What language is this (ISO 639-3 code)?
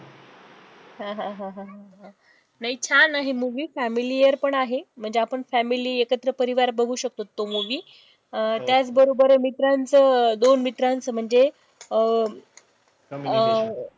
mar